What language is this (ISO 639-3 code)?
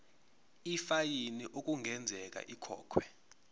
zul